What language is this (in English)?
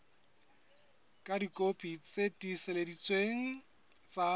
Southern Sotho